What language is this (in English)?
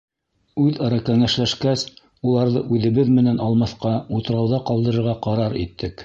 Bashkir